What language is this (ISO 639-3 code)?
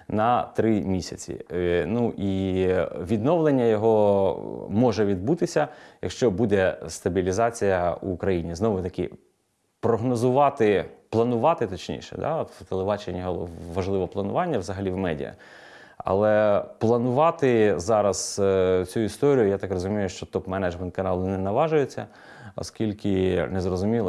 ukr